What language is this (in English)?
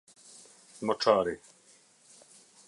Albanian